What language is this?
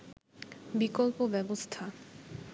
Bangla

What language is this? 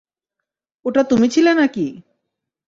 Bangla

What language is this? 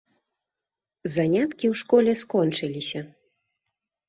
Belarusian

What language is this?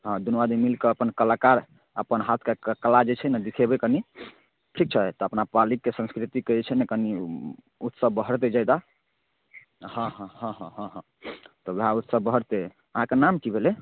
Maithili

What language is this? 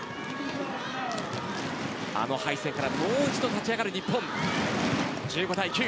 Japanese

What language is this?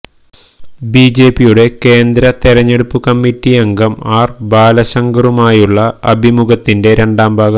Malayalam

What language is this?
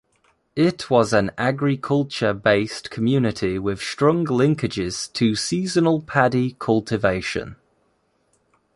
English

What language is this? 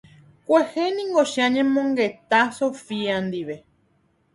Guarani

